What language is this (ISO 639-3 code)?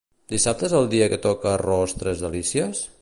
cat